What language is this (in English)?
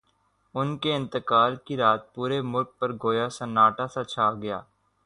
Urdu